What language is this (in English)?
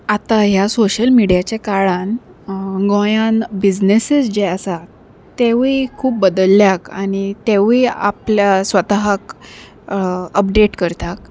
Konkani